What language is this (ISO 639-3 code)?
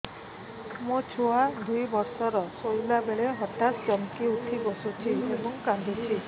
ori